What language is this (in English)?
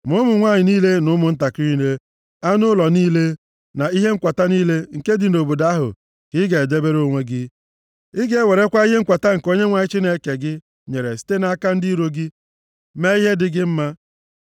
Igbo